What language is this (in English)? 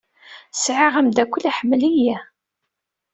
Kabyle